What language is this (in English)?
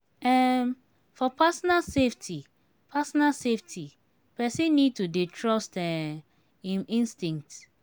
Nigerian Pidgin